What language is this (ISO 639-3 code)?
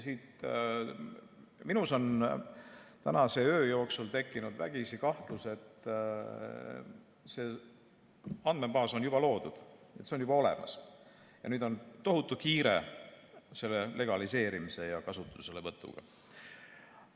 est